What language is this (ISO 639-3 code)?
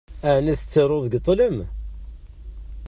kab